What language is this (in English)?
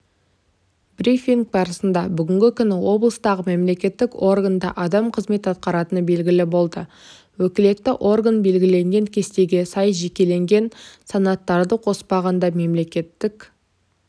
Kazakh